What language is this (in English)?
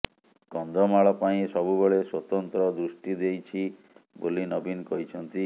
Odia